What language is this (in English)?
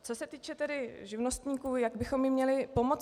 Czech